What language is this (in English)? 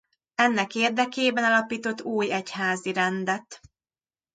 Hungarian